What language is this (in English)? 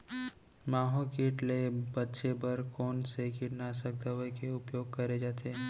Chhattisgarhi